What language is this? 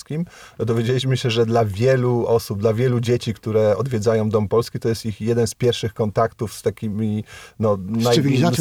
Polish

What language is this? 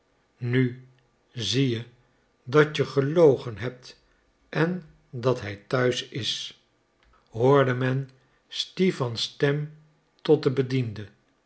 Dutch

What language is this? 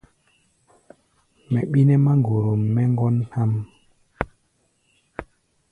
Gbaya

